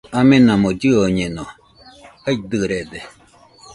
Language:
Nüpode Huitoto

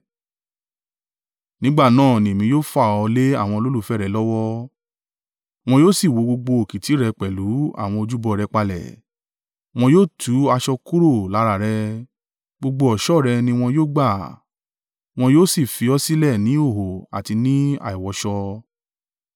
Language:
Yoruba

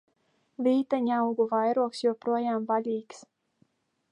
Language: Latvian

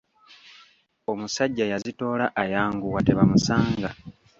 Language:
Ganda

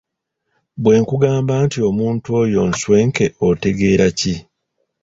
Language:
Ganda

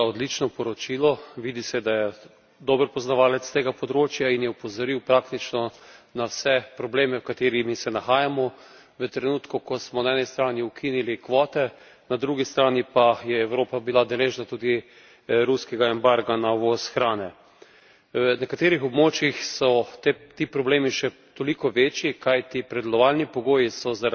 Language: Slovenian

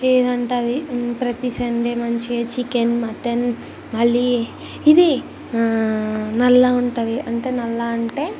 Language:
Telugu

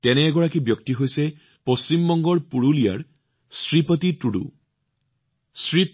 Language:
Assamese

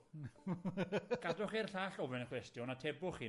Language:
Welsh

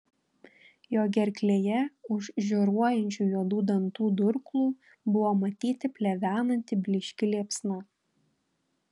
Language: Lithuanian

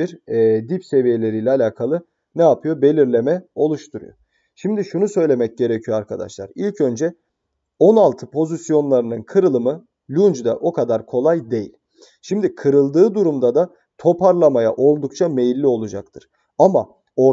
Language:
Turkish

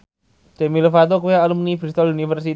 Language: Javanese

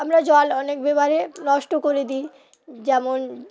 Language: Bangla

